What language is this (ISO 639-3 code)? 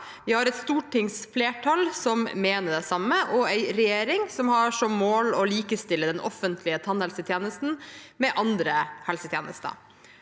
nor